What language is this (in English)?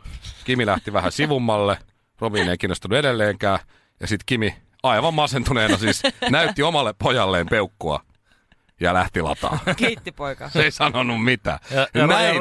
Finnish